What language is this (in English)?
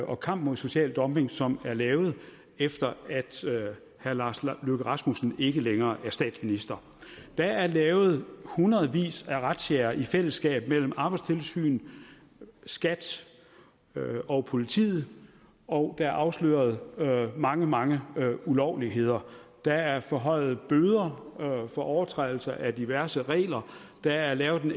Danish